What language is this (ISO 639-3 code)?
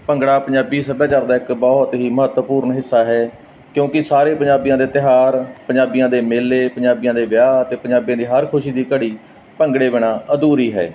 pan